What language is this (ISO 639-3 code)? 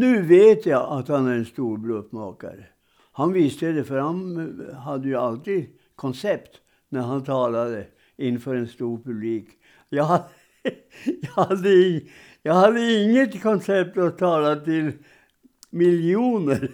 swe